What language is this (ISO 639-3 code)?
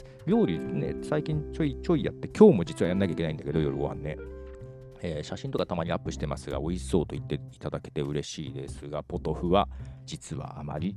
jpn